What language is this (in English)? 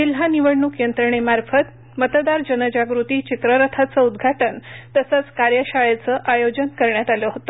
Marathi